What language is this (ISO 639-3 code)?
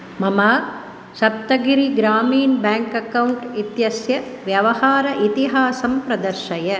san